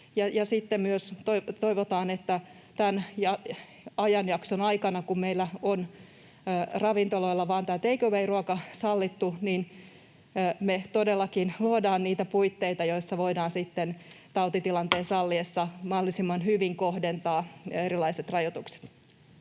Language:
Finnish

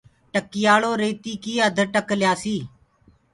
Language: Gurgula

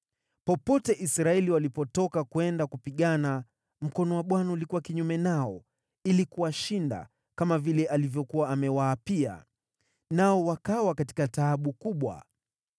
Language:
Swahili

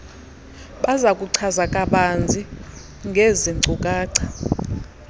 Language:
Xhosa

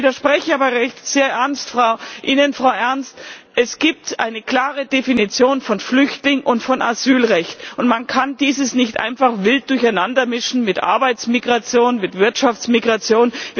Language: German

